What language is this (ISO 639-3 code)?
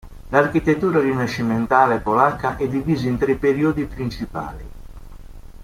ita